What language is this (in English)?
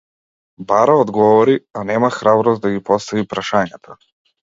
Macedonian